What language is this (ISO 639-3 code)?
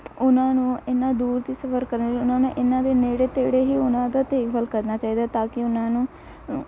pan